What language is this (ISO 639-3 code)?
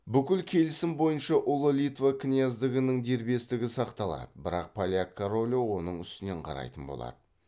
kaz